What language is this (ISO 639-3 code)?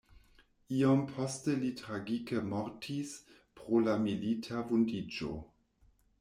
epo